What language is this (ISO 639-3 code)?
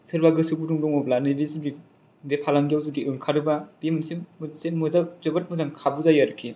brx